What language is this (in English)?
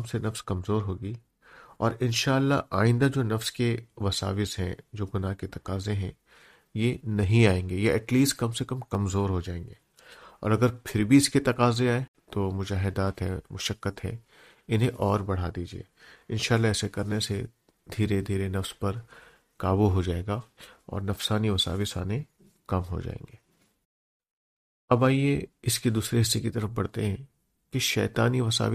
Urdu